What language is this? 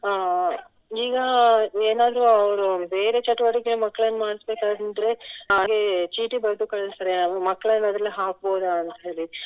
Kannada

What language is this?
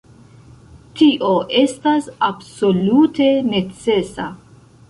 Esperanto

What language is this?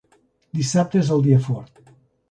Catalan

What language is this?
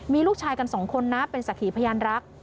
Thai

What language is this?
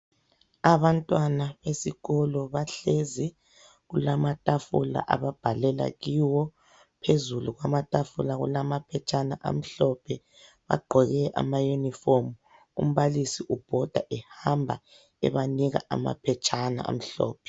North Ndebele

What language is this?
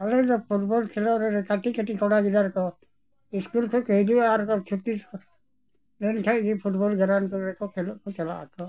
Santali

